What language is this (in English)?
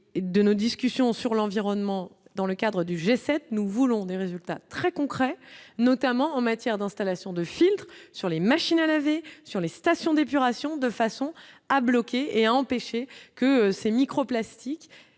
French